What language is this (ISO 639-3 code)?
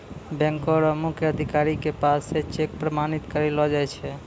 mai